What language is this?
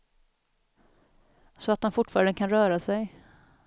Swedish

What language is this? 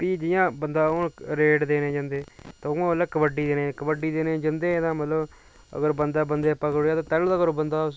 Dogri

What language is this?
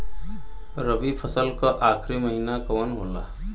Bhojpuri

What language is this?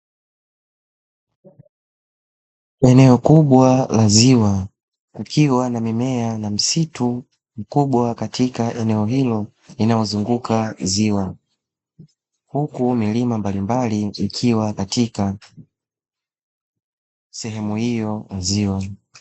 Swahili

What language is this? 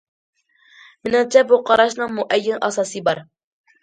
Uyghur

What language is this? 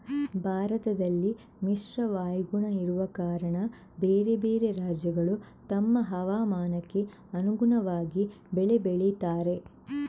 Kannada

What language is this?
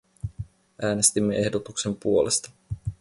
Finnish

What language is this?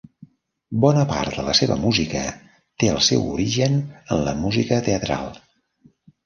Catalan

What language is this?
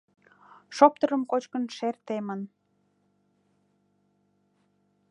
Mari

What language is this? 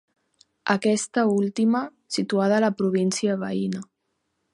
Catalan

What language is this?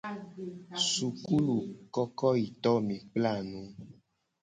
Gen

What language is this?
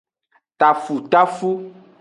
Aja (Benin)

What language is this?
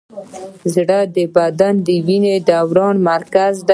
Pashto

